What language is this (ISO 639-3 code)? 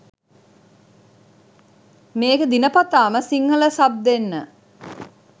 sin